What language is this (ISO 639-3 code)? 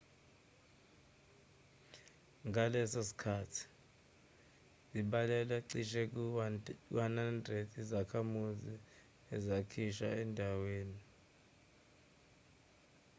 zul